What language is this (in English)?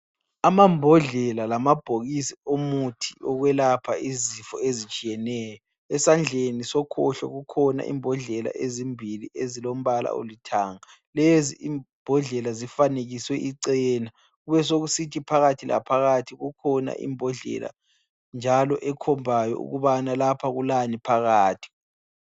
North Ndebele